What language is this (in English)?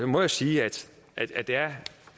Danish